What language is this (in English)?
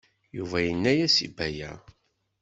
Kabyle